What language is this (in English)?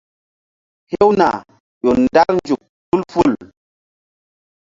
Mbum